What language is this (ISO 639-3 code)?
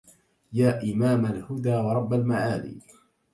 ara